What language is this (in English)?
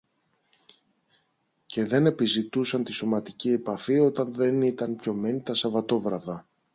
Greek